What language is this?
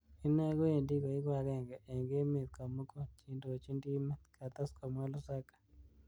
Kalenjin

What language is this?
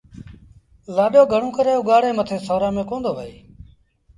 Sindhi Bhil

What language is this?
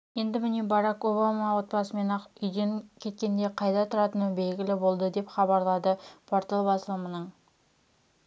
Kazakh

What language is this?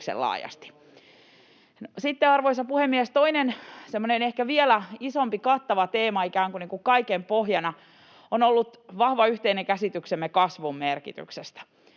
Finnish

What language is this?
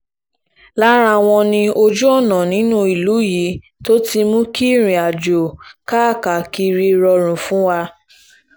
Yoruba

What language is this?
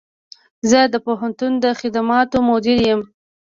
Pashto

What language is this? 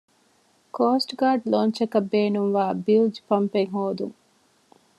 Divehi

